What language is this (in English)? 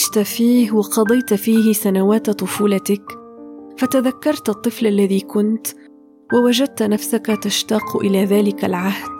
Arabic